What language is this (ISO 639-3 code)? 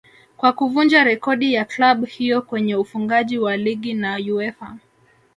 swa